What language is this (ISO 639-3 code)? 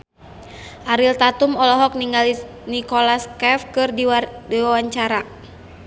sun